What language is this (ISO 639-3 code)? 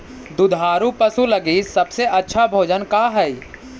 mag